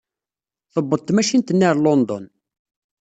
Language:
Kabyle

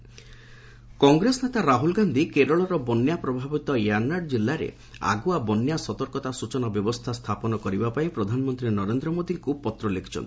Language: Odia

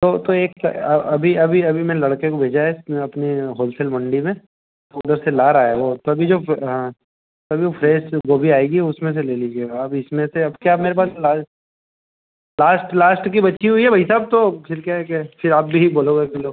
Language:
Hindi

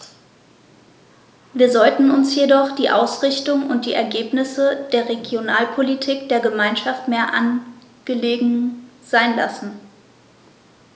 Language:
German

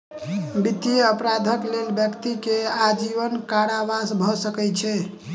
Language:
Maithili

